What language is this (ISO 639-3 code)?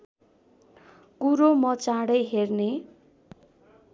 nep